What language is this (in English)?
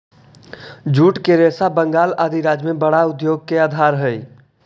Magahi